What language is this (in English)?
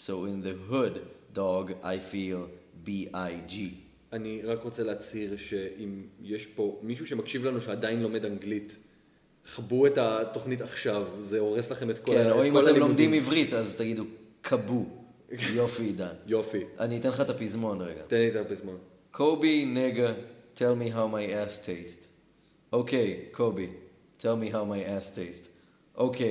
Hebrew